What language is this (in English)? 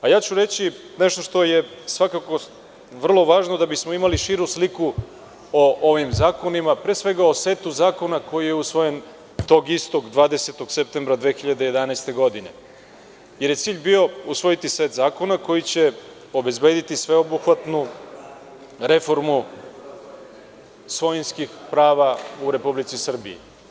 Serbian